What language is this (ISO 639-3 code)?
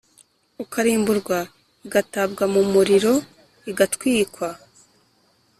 kin